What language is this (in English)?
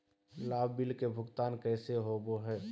Magahi